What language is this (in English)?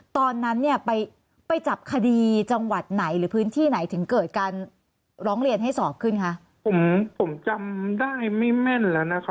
Thai